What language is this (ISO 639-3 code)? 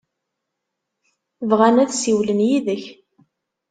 kab